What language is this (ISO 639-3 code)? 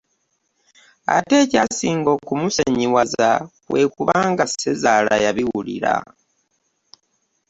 lug